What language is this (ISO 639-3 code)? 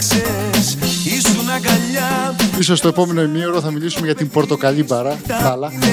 ell